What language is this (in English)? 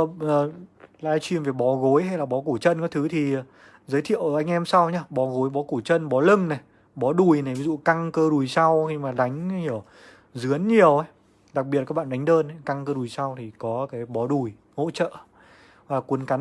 Vietnamese